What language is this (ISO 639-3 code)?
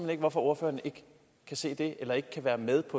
dan